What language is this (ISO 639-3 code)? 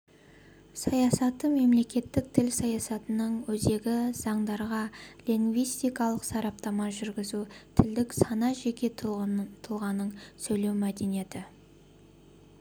kaz